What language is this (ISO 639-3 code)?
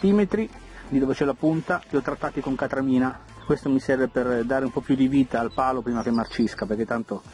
ita